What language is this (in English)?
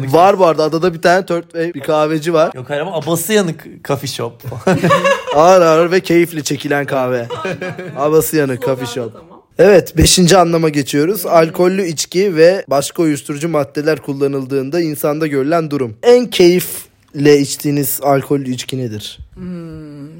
Turkish